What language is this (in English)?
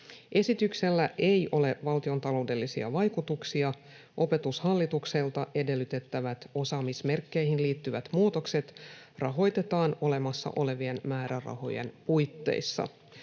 Finnish